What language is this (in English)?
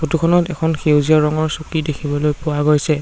Assamese